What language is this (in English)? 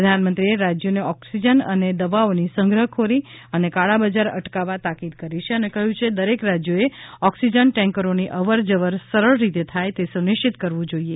Gujarati